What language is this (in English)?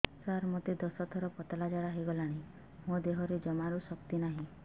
Odia